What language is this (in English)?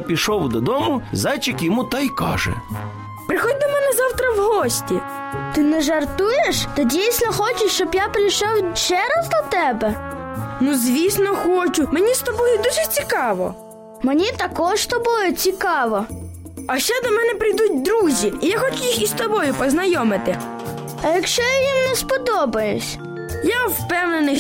Ukrainian